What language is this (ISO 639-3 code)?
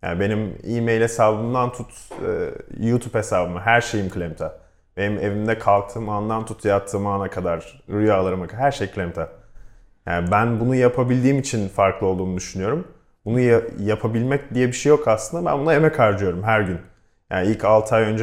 tur